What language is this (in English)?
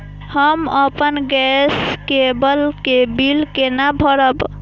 Maithili